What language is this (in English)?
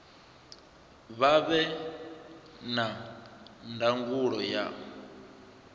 Venda